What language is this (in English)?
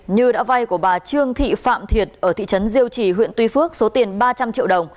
Vietnamese